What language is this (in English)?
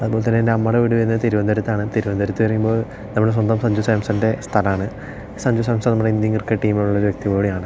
Malayalam